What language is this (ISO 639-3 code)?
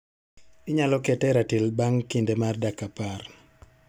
luo